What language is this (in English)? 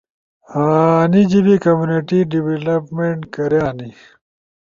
Ushojo